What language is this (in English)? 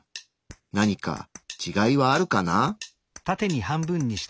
Japanese